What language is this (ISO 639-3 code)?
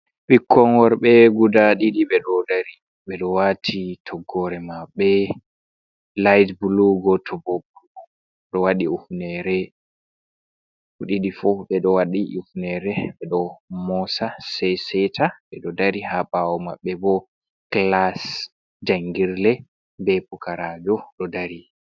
ful